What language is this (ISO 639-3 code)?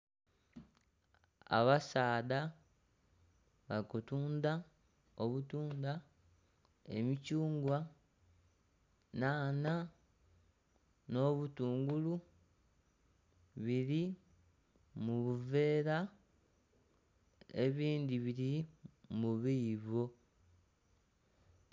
xog